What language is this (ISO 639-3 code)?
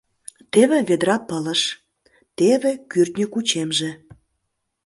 chm